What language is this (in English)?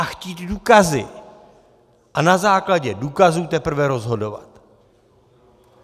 Czech